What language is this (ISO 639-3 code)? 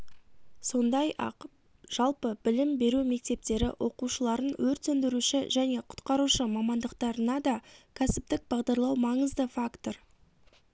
kaz